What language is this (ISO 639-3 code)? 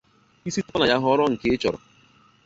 ibo